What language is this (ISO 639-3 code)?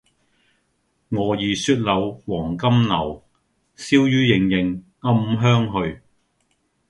yue